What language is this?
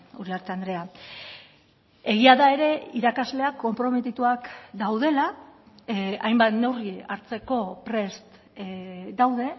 Basque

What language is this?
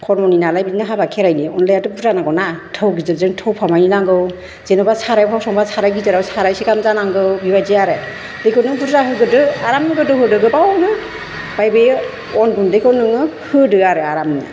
Bodo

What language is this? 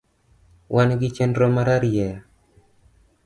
Luo (Kenya and Tanzania)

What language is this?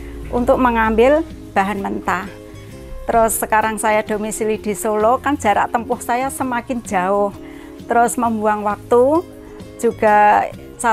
Indonesian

